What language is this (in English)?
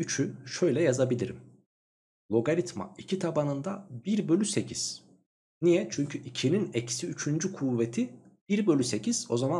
Turkish